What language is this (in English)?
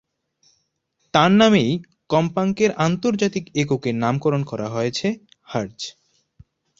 Bangla